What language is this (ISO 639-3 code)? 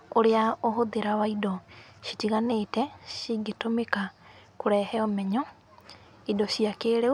kik